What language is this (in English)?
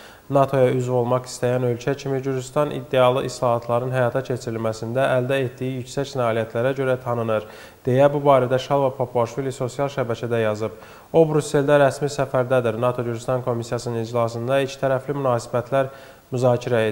Turkish